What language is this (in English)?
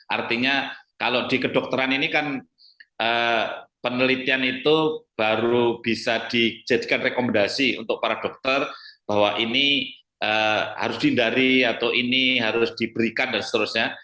Indonesian